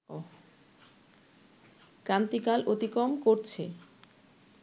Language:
Bangla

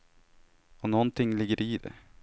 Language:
Swedish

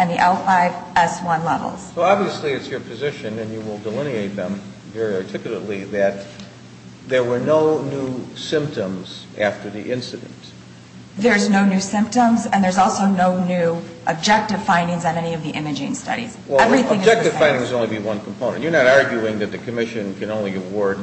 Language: English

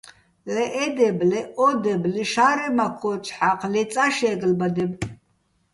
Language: Bats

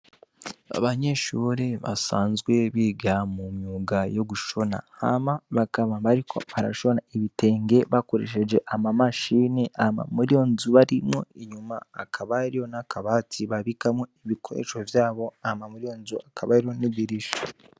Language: Rundi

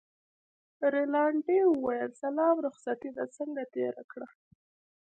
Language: Pashto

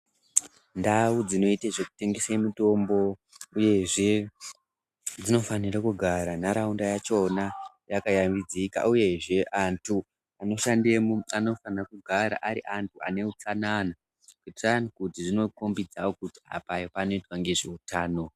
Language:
Ndau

